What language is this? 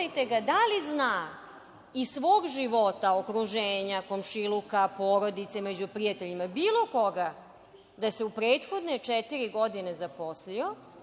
Serbian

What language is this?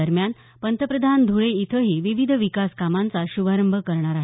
Marathi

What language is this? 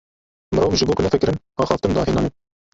Kurdish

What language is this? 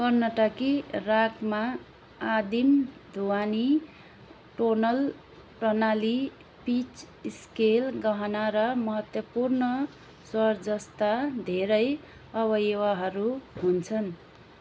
Nepali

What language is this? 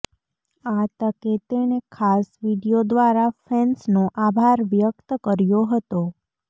Gujarati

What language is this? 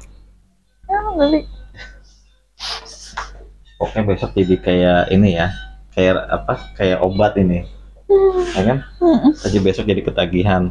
Indonesian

